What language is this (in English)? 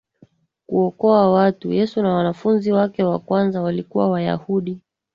Swahili